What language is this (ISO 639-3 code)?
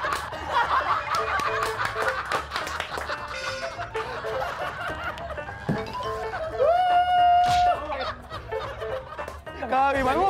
kor